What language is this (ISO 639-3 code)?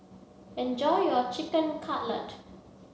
eng